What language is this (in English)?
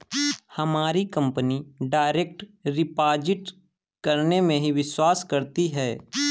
Hindi